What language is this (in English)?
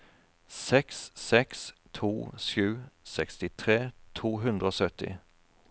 Norwegian